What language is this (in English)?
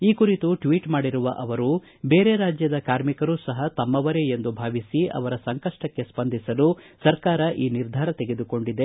Kannada